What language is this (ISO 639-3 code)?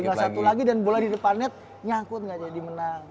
ind